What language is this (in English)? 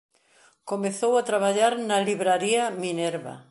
Galician